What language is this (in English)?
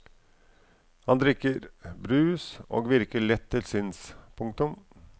Norwegian